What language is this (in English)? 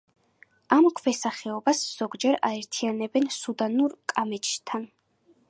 Georgian